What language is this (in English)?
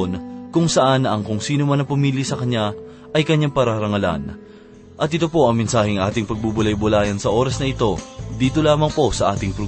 Filipino